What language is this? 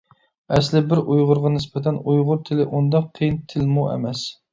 Uyghur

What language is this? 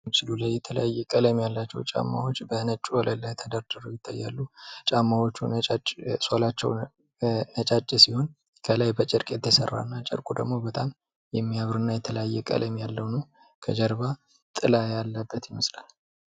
Amharic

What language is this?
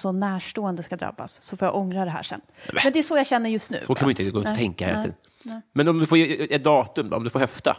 Swedish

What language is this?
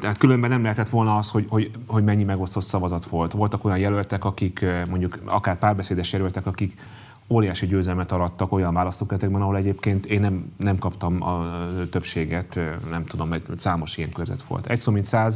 Hungarian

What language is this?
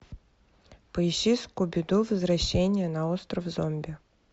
Russian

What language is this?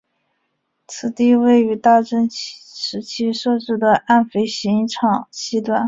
Chinese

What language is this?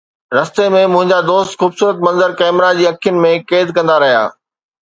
Sindhi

